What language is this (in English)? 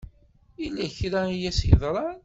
Kabyle